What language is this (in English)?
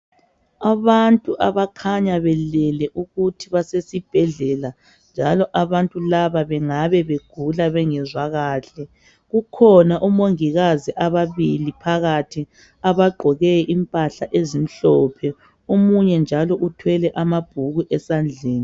North Ndebele